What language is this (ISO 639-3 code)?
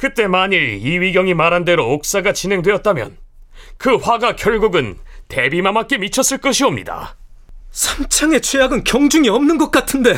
kor